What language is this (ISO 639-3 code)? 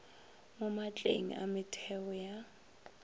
nso